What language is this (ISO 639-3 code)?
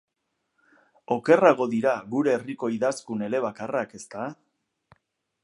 eus